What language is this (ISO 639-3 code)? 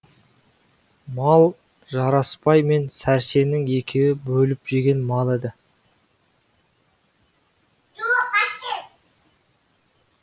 kaz